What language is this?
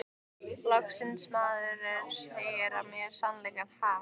Icelandic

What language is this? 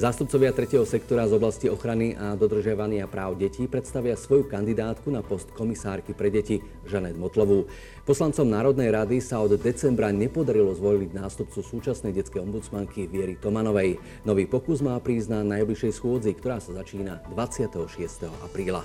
Slovak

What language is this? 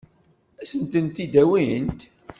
Kabyle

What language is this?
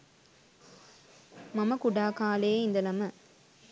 Sinhala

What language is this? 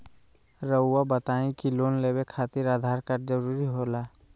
Magahi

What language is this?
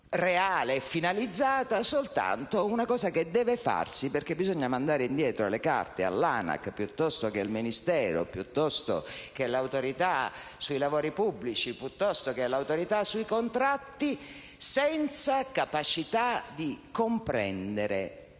Italian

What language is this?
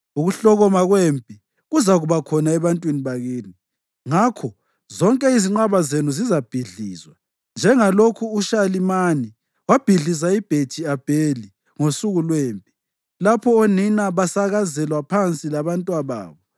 North Ndebele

